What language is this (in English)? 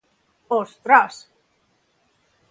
Galician